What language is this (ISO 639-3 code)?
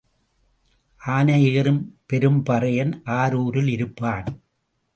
tam